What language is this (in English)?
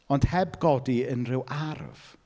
Welsh